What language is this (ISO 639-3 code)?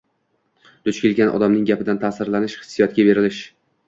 uzb